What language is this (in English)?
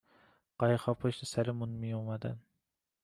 Persian